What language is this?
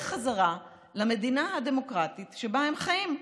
Hebrew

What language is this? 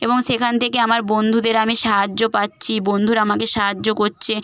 Bangla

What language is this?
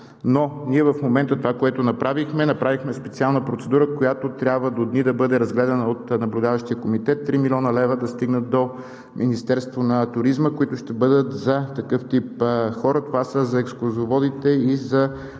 Bulgarian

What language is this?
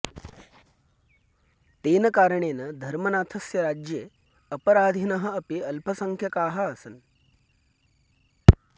Sanskrit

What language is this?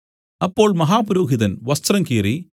Malayalam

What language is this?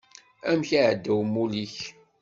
Kabyle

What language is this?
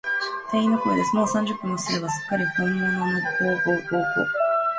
Japanese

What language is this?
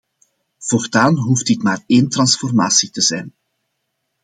Dutch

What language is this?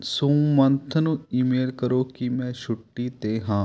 Punjabi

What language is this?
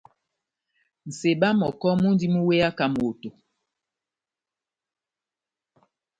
Batanga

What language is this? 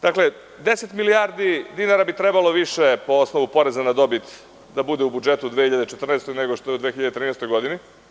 Serbian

